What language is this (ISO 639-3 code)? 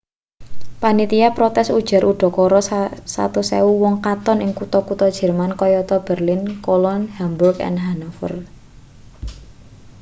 jav